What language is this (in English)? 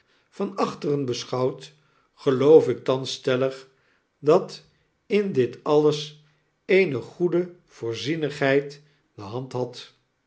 Dutch